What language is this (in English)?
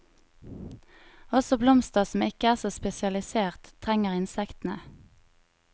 Norwegian